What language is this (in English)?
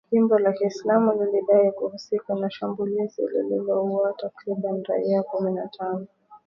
Swahili